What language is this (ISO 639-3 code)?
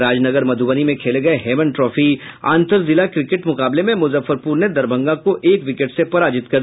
hin